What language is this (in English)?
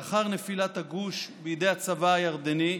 Hebrew